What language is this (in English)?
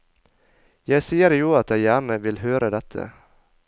Norwegian